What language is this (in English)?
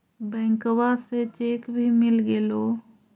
Magahi